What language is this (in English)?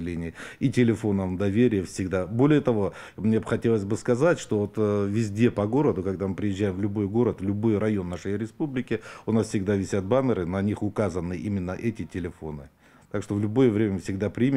Russian